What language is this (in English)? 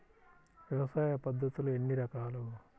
Telugu